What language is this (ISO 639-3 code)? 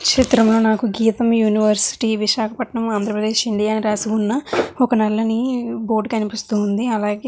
tel